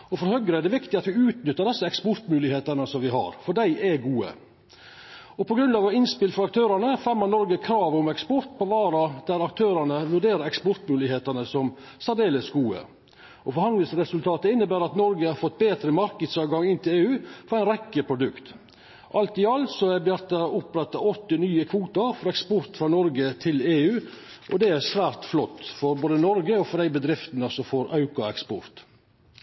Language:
Norwegian Nynorsk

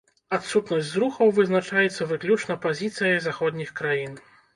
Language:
Belarusian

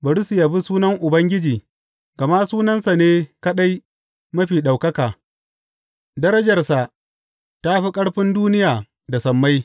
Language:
Hausa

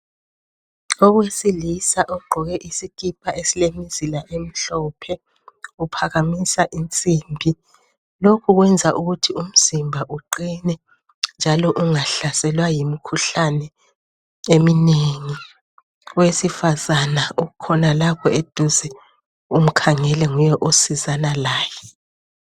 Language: North Ndebele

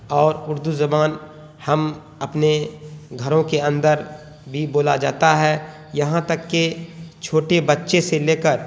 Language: Urdu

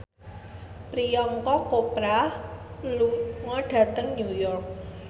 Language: Javanese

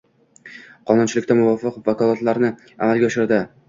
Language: Uzbek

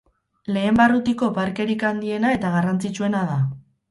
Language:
Basque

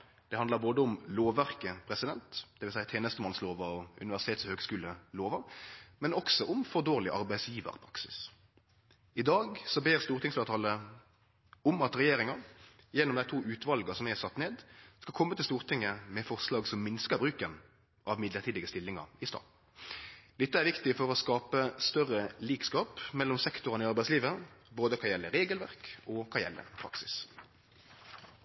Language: Norwegian Nynorsk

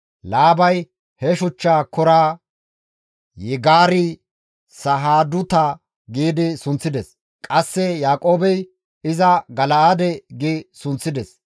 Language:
Gamo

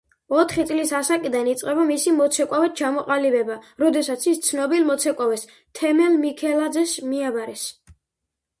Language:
Georgian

